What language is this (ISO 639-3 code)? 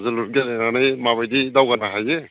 brx